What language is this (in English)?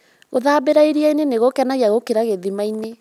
Kikuyu